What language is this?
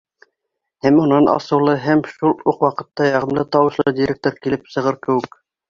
Bashkir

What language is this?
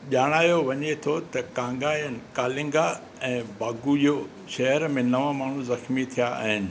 Sindhi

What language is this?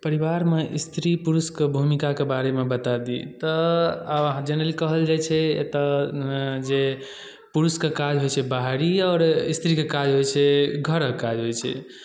Maithili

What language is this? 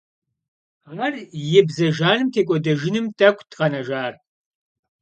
Kabardian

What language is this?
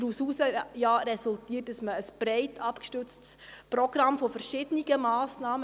Swiss German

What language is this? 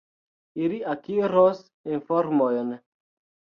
Esperanto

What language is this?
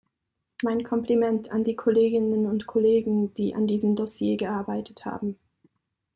German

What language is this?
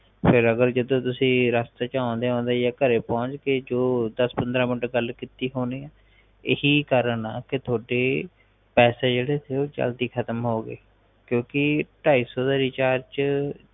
Punjabi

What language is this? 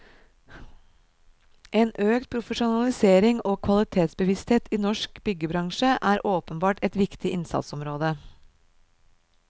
Norwegian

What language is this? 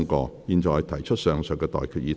Cantonese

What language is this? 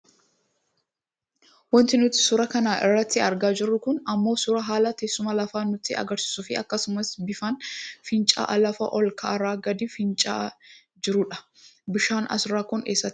Oromo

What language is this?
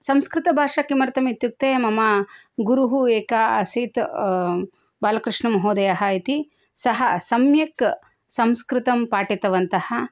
Sanskrit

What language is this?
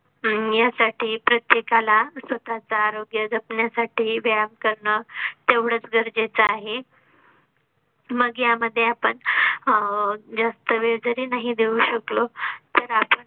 Marathi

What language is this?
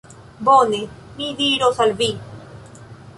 Esperanto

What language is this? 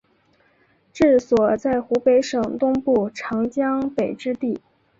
Chinese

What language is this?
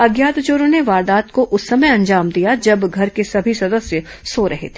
Hindi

